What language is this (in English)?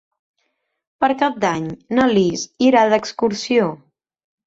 Catalan